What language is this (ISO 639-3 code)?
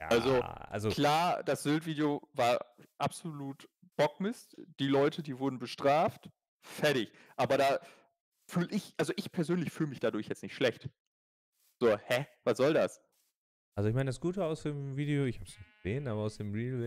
deu